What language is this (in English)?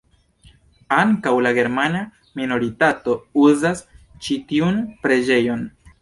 Esperanto